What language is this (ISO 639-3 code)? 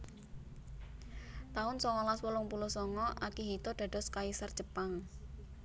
jav